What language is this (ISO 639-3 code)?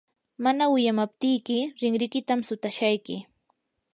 qur